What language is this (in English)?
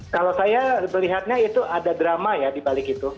Indonesian